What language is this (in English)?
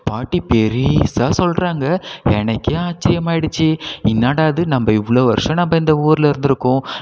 Tamil